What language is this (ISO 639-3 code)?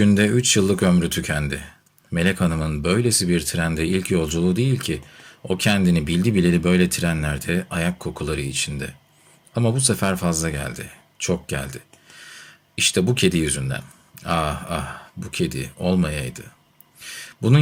tur